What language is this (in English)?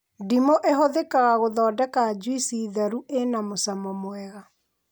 Kikuyu